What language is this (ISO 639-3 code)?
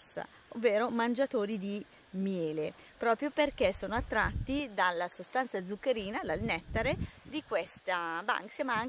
ita